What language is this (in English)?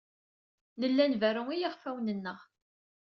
Kabyle